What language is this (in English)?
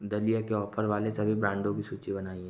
Hindi